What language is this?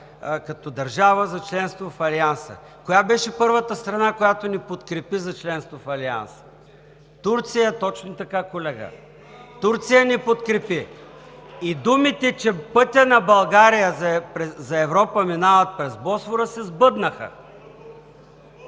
Bulgarian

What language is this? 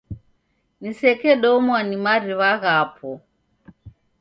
Taita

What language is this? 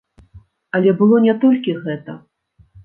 Belarusian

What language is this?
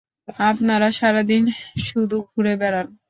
Bangla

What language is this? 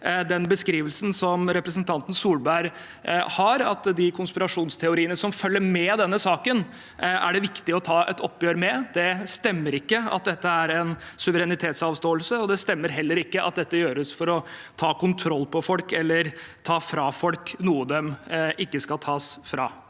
Norwegian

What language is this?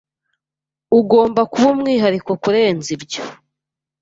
Kinyarwanda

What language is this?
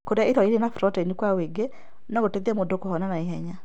Kikuyu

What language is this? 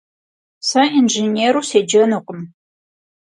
Kabardian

